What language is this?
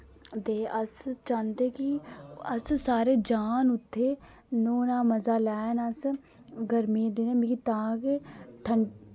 Dogri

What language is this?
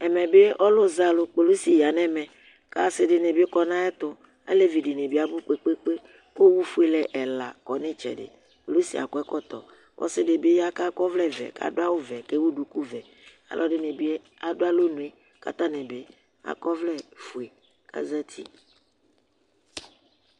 Ikposo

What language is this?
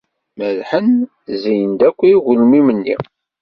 Kabyle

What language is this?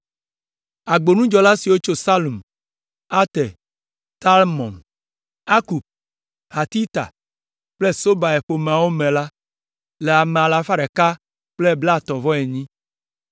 Ewe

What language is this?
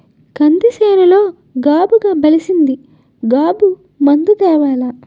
Telugu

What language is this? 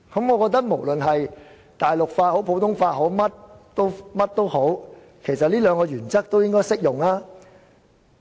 Cantonese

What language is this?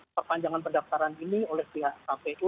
Indonesian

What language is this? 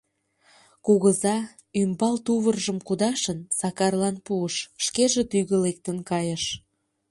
Mari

